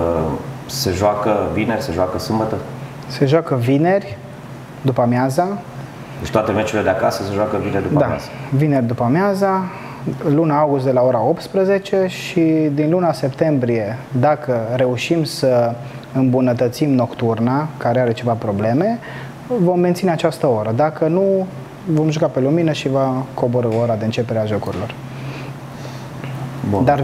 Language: Romanian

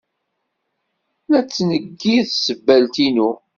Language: Kabyle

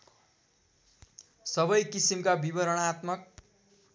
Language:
Nepali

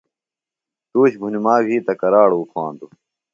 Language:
Phalura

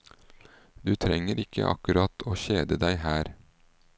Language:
Norwegian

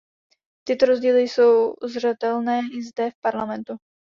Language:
Czech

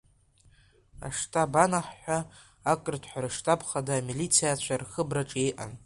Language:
Abkhazian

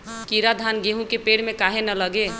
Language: Magahi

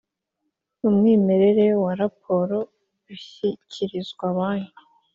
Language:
Kinyarwanda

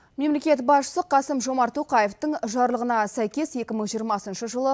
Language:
Kazakh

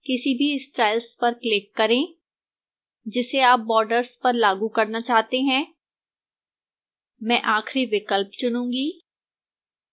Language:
Hindi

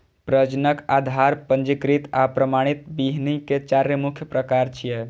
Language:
Maithili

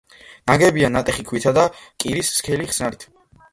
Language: Georgian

